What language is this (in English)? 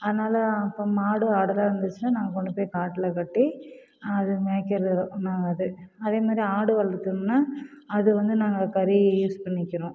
Tamil